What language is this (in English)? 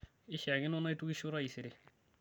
Masai